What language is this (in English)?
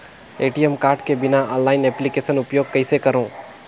Chhattisgarhi